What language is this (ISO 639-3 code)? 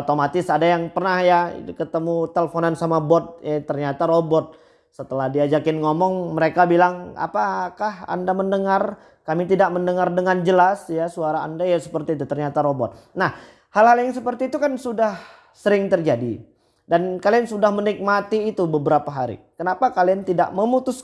ind